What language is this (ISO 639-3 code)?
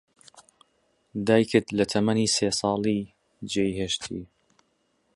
ckb